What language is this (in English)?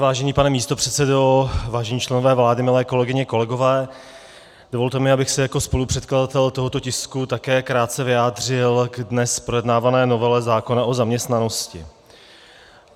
Czech